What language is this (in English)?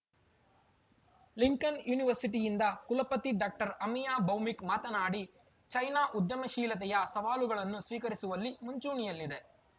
Kannada